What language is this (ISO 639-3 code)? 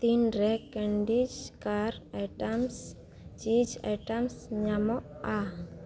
sat